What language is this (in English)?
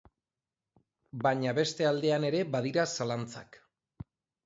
Basque